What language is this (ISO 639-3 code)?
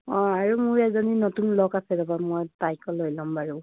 asm